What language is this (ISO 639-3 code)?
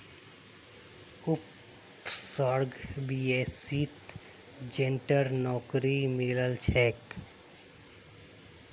mag